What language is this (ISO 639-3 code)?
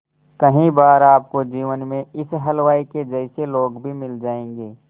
hin